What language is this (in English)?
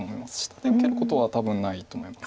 Japanese